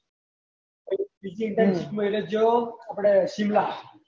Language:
Gujarati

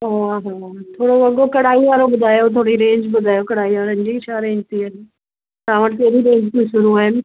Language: Sindhi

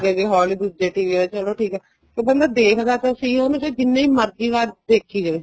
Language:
Punjabi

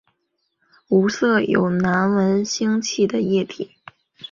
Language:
Chinese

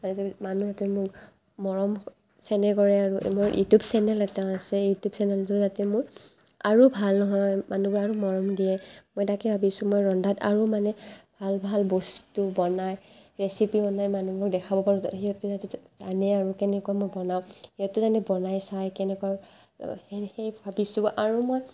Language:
Assamese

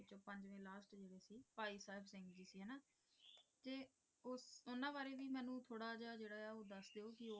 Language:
Punjabi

